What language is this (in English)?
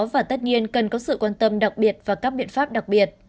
Vietnamese